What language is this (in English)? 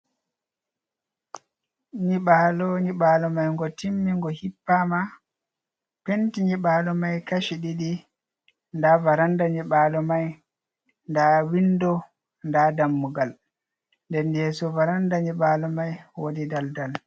Fula